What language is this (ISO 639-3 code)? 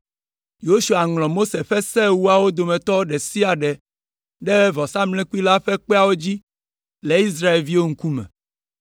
ewe